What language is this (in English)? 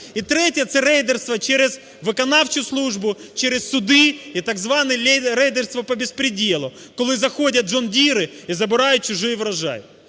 Ukrainian